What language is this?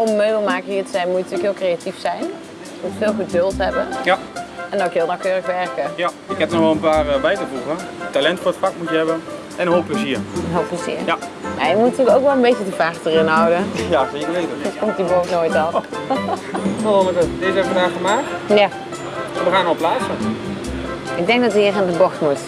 Dutch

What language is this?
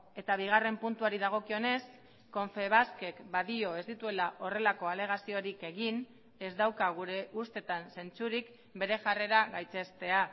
Basque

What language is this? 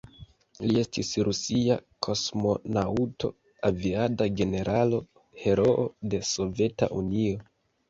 Esperanto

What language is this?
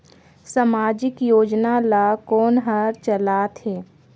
Chhattisgarhi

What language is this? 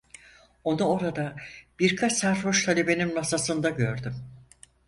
Turkish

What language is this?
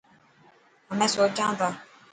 Dhatki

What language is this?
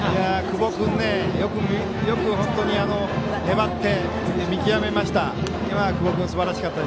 Japanese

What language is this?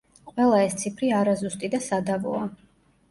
Georgian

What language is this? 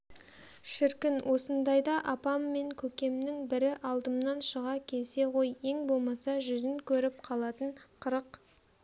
Kazakh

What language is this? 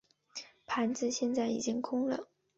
Chinese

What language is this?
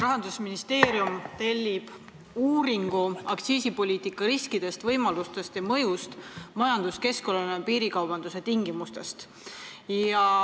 Estonian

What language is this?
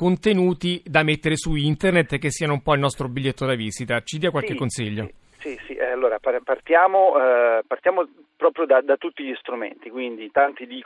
Italian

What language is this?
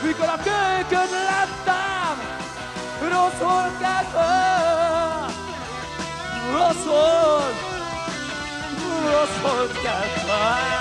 Hungarian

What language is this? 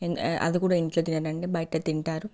Telugu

